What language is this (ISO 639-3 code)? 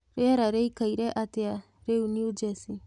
kik